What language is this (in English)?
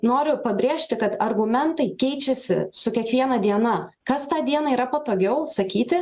Lithuanian